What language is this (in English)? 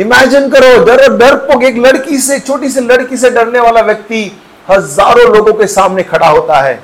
Hindi